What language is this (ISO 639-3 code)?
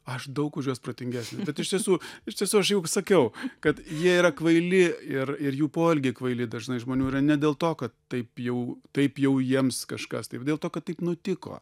lit